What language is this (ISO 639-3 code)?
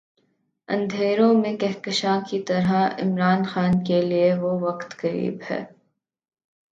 urd